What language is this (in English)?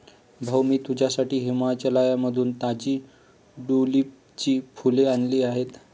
Marathi